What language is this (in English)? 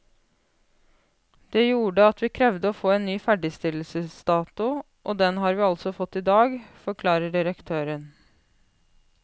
Norwegian